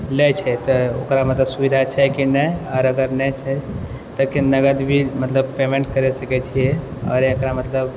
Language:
Maithili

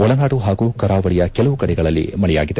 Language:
Kannada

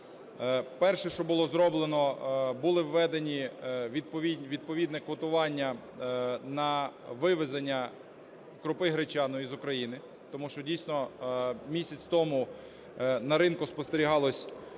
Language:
Ukrainian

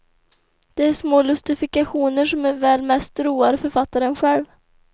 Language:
Swedish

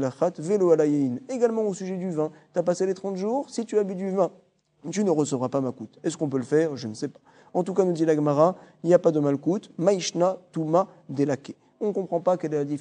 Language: French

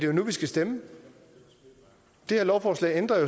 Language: Danish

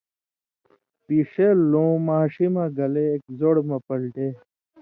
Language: Indus Kohistani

